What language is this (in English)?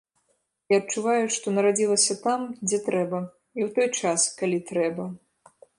Belarusian